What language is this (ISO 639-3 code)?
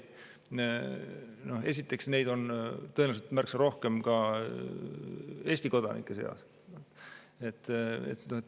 est